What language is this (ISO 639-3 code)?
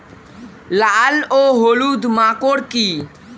ben